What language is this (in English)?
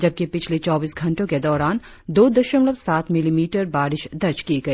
Hindi